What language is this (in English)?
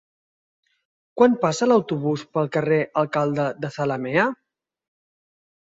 Catalan